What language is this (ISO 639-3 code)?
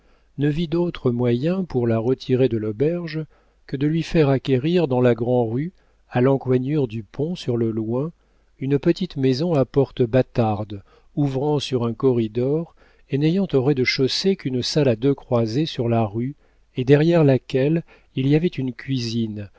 fra